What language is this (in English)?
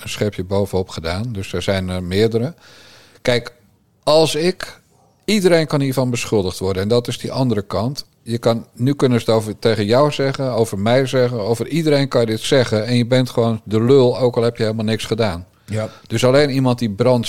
Dutch